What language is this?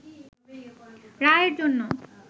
Bangla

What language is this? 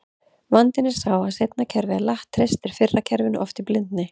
Icelandic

